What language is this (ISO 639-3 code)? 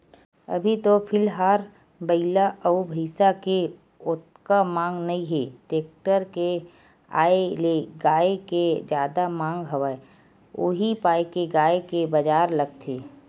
hne